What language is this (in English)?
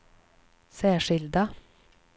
Swedish